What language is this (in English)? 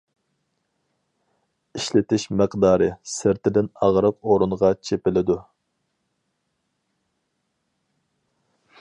Uyghur